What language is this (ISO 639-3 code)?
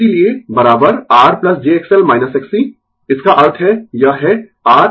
hin